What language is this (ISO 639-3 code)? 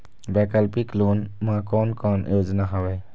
hne